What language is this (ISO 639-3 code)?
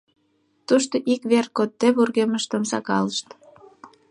chm